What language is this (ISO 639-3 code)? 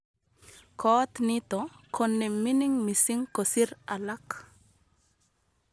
kln